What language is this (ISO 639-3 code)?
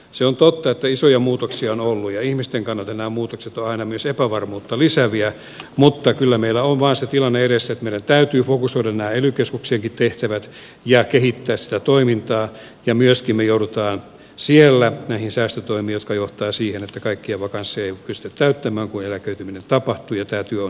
fin